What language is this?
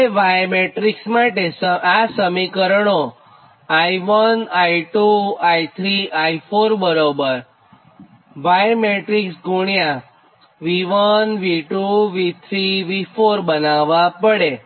Gujarati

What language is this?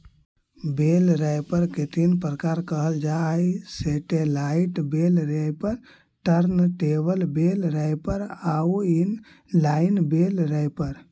Magahi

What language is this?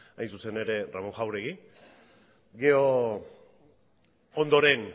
Basque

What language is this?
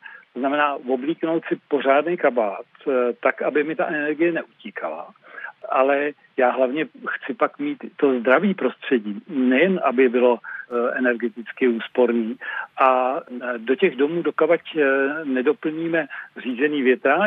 Czech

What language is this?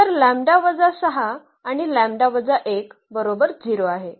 Marathi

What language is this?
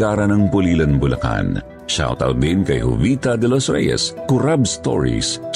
Filipino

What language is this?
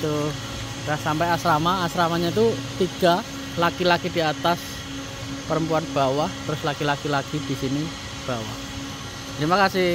Indonesian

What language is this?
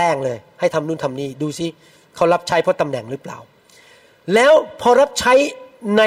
Thai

